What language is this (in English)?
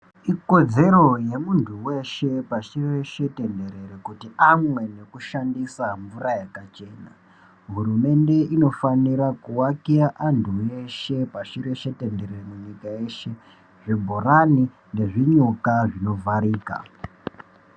Ndau